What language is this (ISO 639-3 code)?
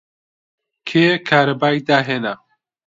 ckb